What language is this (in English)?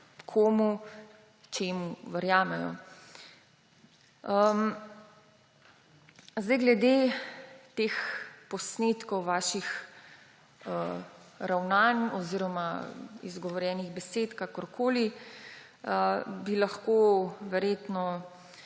Slovenian